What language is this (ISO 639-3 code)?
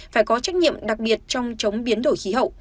vie